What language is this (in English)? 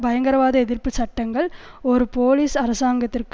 Tamil